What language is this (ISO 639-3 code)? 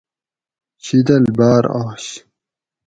gwc